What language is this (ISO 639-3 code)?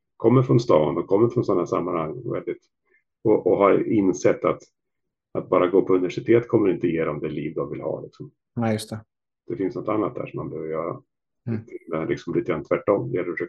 swe